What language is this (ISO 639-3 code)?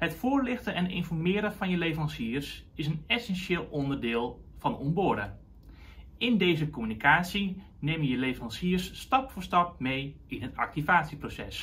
nld